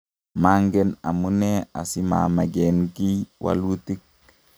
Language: Kalenjin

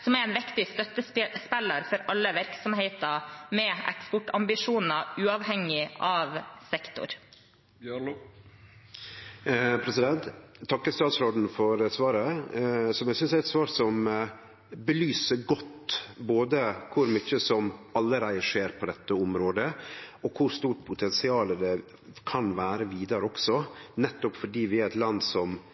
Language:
Norwegian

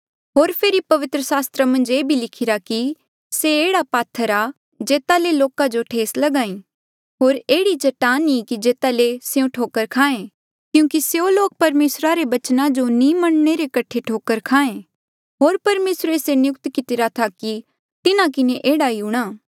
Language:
Mandeali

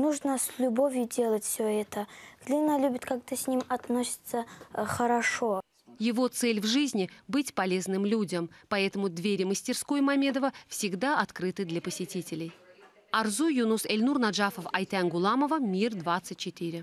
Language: Russian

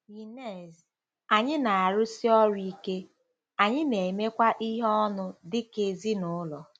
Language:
Igbo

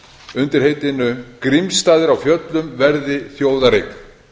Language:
Icelandic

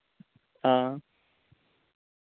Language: Dogri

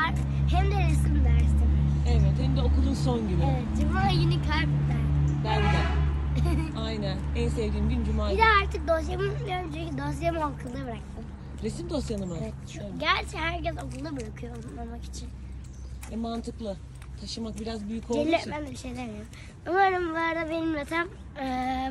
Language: Turkish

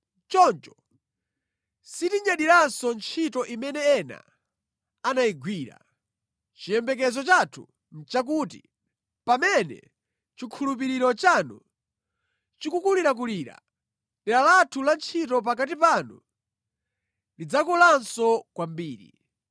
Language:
Nyanja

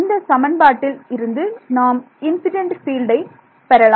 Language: Tamil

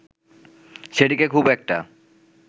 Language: Bangla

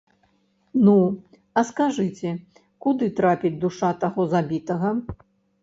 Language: Belarusian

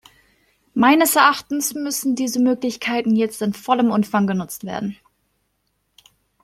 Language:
German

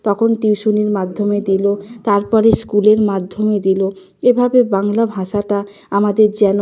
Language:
Bangla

